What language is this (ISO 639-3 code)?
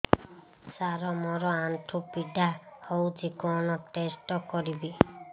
ori